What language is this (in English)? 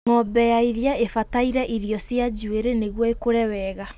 Kikuyu